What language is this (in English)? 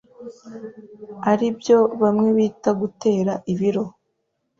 Kinyarwanda